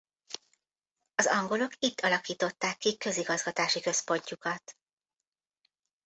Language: Hungarian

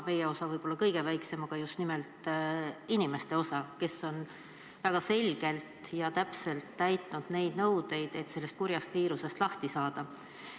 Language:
Estonian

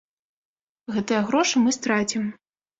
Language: Belarusian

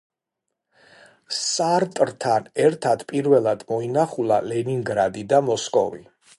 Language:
Georgian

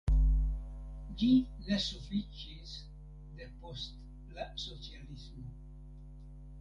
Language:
Esperanto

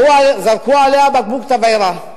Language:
Hebrew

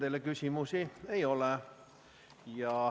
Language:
Estonian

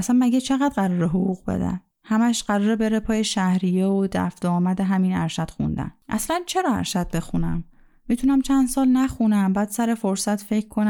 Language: Persian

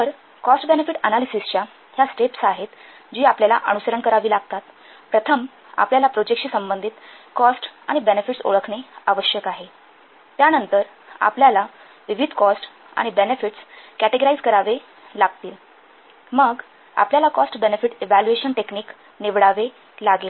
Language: Marathi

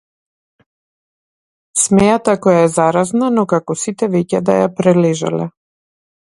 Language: Macedonian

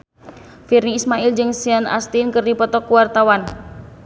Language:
Sundanese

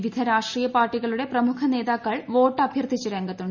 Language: Malayalam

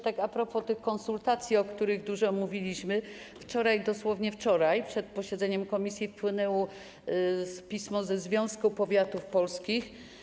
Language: Polish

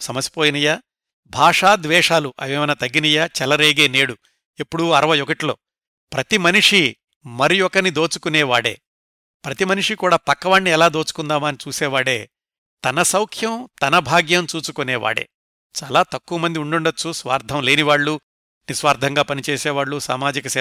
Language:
Telugu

